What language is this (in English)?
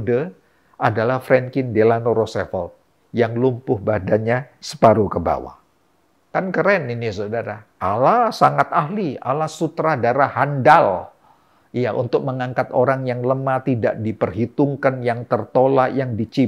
Indonesian